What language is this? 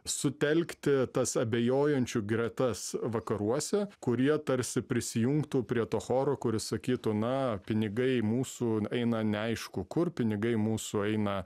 Lithuanian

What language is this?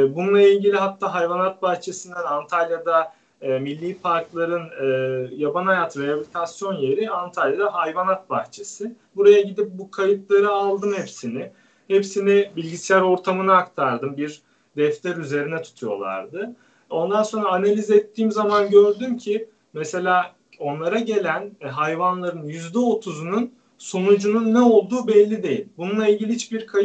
Turkish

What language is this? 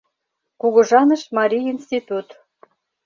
Mari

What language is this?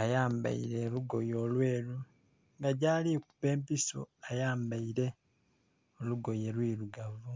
Soga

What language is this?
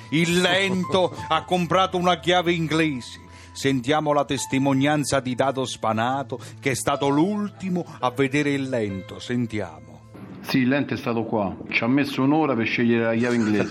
Italian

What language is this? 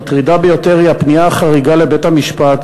Hebrew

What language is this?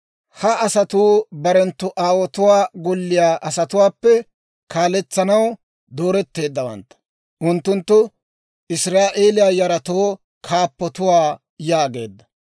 Dawro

